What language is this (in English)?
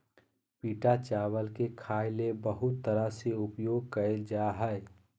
Magahi